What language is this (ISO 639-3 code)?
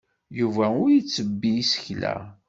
kab